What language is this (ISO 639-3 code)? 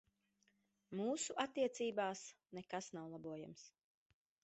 lav